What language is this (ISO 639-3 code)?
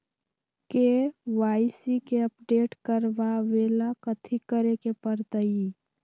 mag